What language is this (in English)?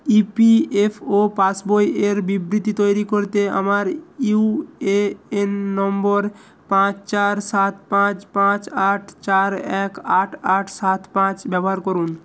Bangla